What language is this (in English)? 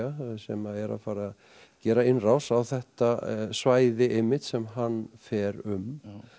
Icelandic